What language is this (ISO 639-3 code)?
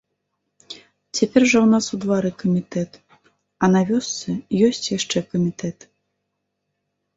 bel